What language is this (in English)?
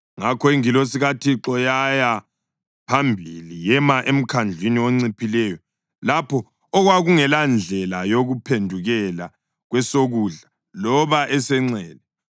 North Ndebele